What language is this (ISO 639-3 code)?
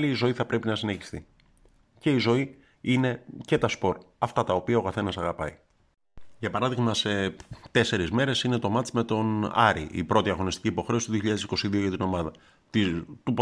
ell